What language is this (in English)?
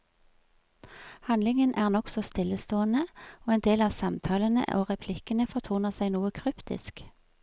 Norwegian